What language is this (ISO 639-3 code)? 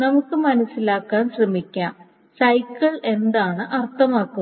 mal